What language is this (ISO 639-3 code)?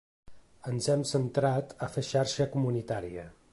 cat